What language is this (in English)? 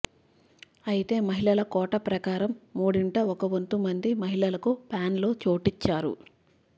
Telugu